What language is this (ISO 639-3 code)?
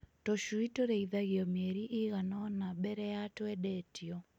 kik